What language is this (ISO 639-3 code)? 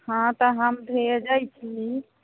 mai